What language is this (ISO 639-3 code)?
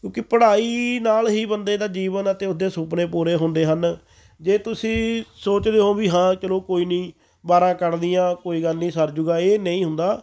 pan